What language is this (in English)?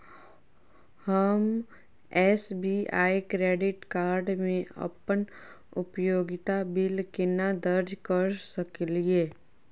Maithili